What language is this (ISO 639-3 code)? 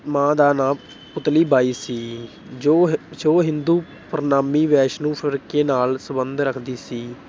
pan